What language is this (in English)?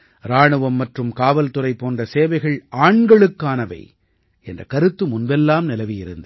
Tamil